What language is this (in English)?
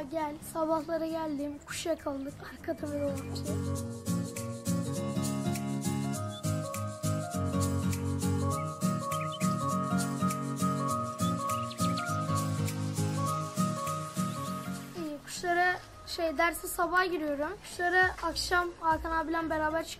Turkish